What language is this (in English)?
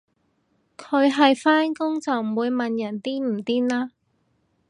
Cantonese